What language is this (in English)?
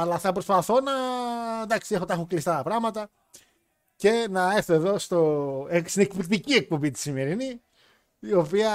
Greek